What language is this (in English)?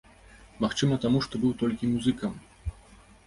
Belarusian